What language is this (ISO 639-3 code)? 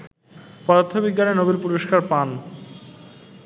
ben